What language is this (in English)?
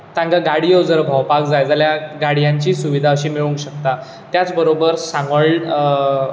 Konkani